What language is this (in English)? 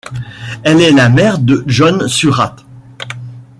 French